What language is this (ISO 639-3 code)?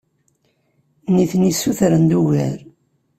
kab